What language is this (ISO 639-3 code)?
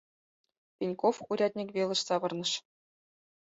chm